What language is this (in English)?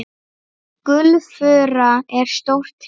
Icelandic